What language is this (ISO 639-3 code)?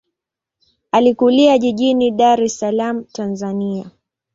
swa